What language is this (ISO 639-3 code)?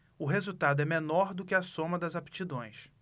por